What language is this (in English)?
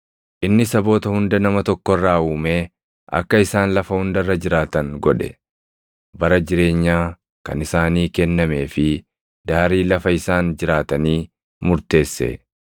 Oromo